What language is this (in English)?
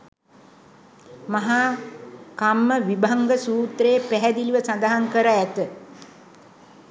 Sinhala